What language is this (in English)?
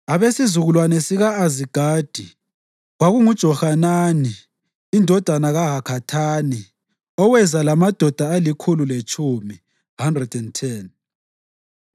North Ndebele